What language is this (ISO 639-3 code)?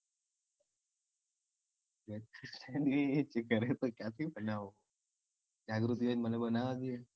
guj